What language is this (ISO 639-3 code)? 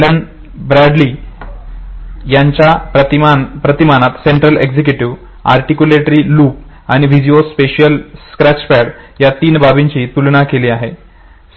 mar